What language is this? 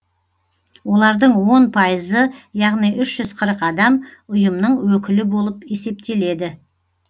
Kazakh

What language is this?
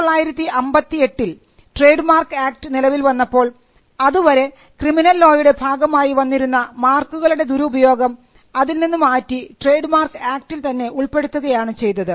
Malayalam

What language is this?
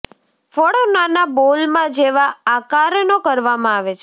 Gujarati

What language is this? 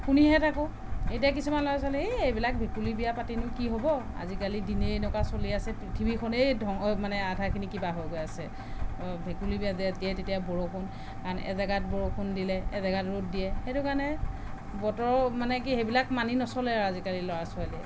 Assamese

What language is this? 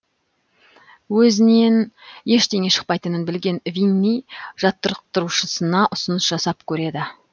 Kazakh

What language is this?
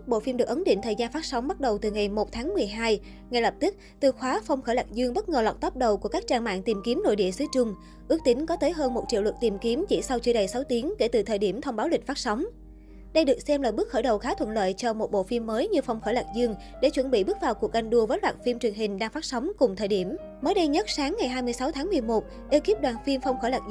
Vietnamese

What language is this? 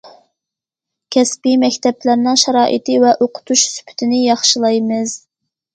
Uyghur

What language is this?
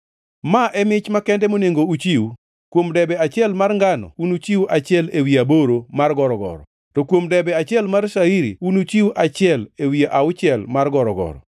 Luo (Kenya and Tanzania)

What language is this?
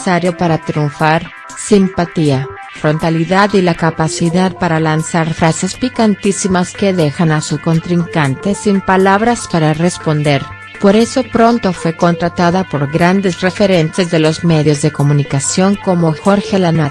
Spanish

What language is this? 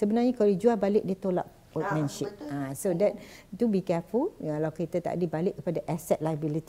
Malay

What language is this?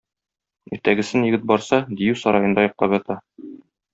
Tatar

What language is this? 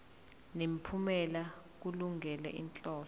Zulu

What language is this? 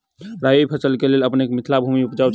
Maithili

